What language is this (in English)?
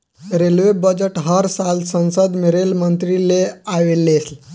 Bhojpuri